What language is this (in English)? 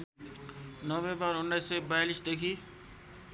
Nepali